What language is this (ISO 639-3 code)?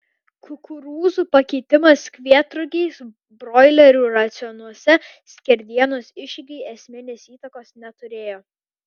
lit